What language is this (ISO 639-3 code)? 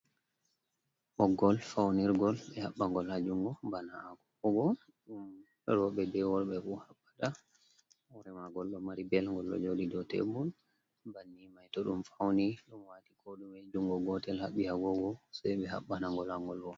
ful